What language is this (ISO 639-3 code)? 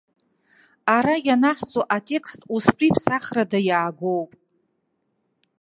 abk